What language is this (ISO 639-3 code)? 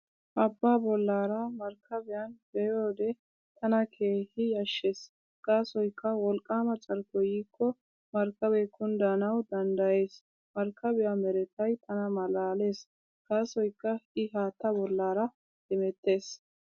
wal